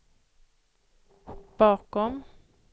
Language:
Swedish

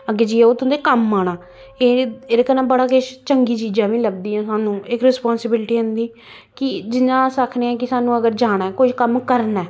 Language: Dogri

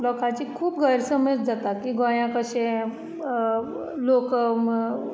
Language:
Konkani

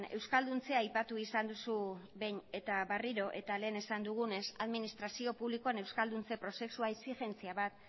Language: Basque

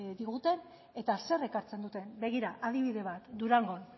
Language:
Basque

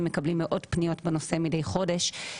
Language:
Hebrew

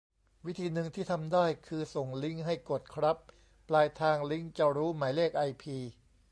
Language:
Thai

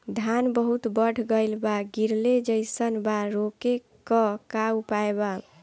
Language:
Bhojpuri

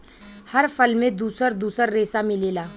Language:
Bhojpuri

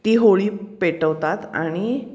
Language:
Marathi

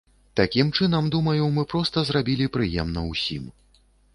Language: Belarusian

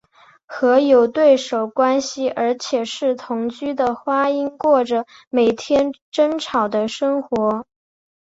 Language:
Chinese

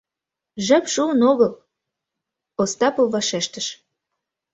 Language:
Mari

